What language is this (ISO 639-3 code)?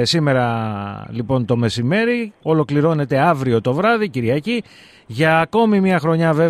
ell